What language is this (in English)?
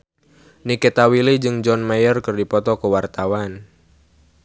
Sundanese